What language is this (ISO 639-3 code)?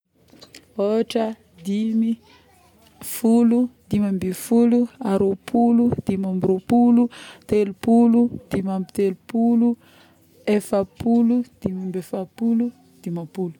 bmm